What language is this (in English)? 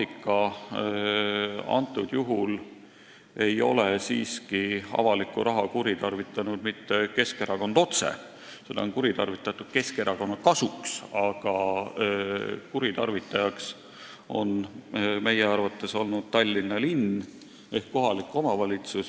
Estonian